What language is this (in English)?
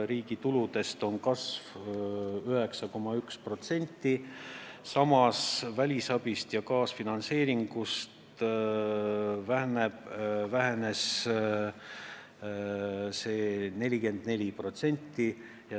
Estonian